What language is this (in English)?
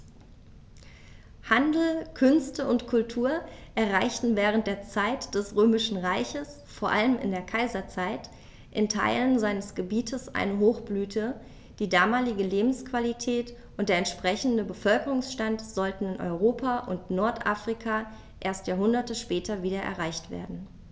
German